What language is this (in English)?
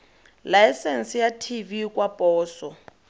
Tswana